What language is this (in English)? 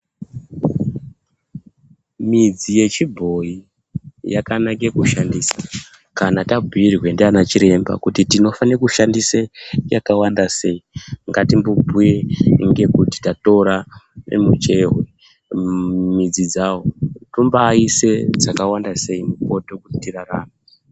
Ndau